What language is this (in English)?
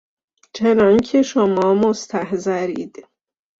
Persian